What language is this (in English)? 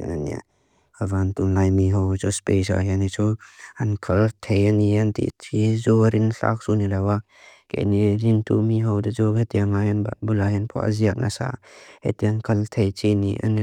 Mizo